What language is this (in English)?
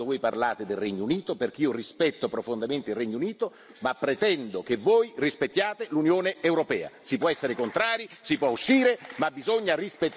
Italian